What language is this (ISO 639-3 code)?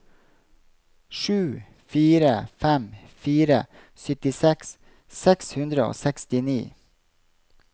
nor